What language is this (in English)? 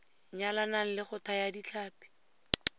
Tswana